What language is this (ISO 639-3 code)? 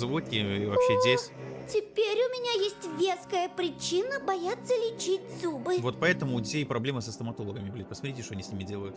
rus